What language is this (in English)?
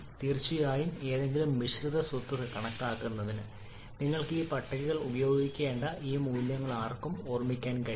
Malayalam